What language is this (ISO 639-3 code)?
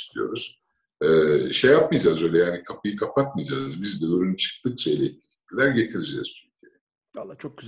tur